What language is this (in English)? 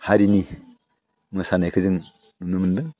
Bodo